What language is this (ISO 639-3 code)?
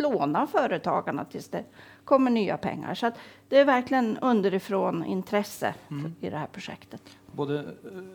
swe